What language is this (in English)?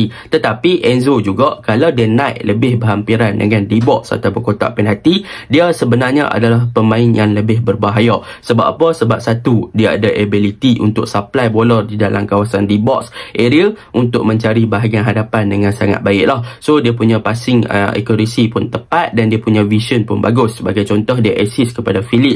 Malay